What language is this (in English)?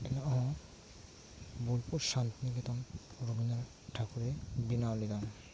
Santali